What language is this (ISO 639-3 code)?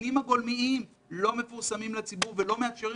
heb